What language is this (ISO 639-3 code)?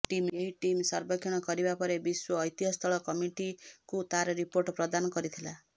ori